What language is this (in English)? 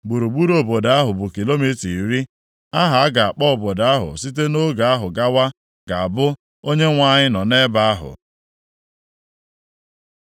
Igbo